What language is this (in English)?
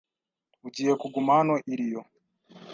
Kinyarwanda